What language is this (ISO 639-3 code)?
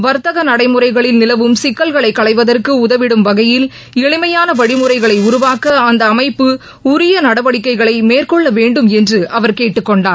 tam